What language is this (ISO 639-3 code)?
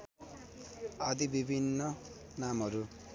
nep